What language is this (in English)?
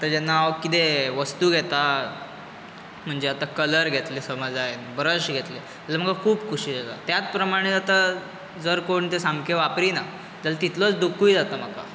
Konkani